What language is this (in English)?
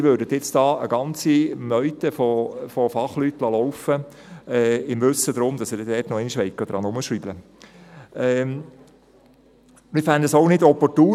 Swiss German